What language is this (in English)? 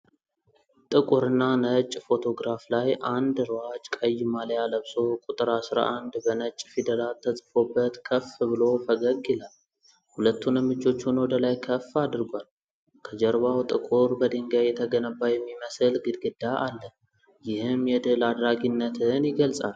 Amharic